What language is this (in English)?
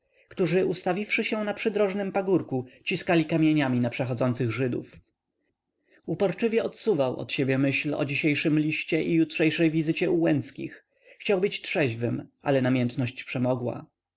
Polish